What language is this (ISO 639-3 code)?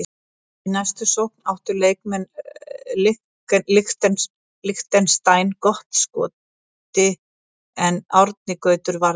isl